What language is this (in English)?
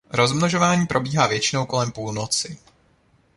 Czech